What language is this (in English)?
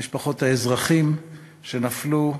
Hebrew